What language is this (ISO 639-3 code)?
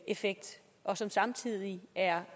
dan